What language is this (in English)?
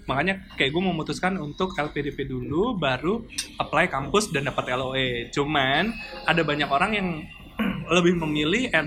Indonesian